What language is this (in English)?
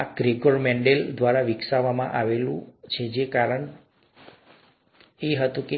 Gujarati